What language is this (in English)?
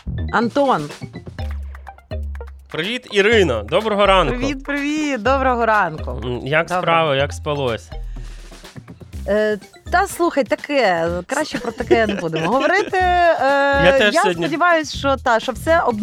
Ukrainian